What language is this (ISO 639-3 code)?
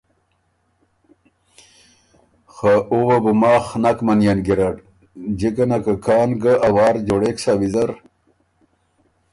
oru